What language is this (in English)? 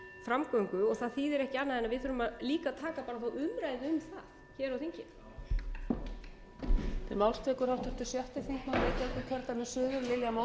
Icelandic